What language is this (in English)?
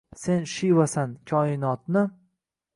Uzbek